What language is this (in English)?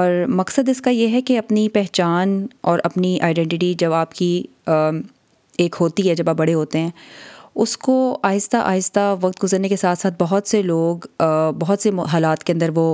Urdu